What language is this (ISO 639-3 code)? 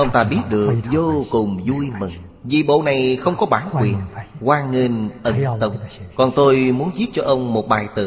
vie